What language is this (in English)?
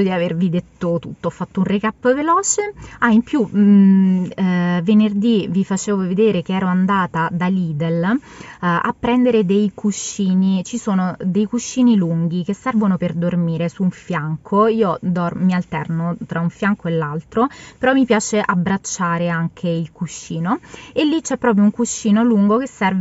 Italian